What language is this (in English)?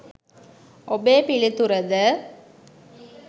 Sinhala